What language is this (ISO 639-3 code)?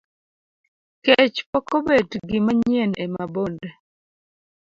luo